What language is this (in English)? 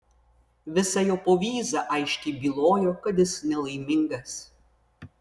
Lithuanian